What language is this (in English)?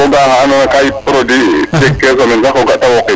Serer